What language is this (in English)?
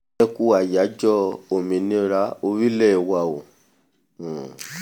Yoruba